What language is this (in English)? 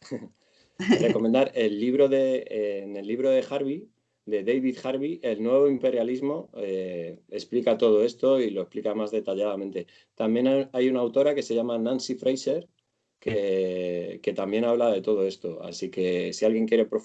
Spanish